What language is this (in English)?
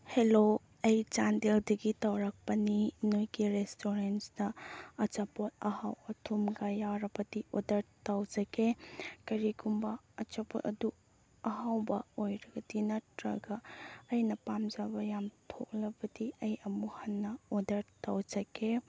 Manipuri